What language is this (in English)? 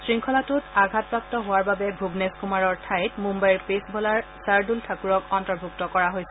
Assamese